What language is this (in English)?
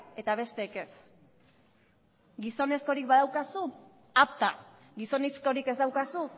Basque